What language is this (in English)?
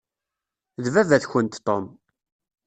Kabyle